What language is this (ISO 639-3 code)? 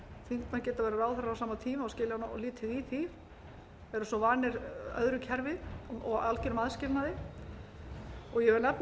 isl